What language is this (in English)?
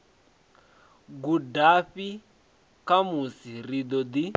Venda